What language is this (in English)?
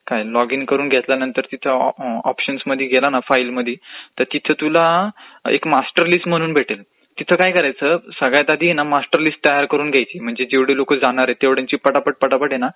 Marathi